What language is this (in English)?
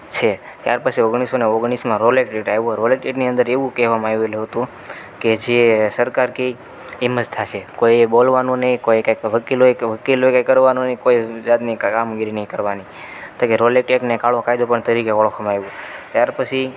Gujarati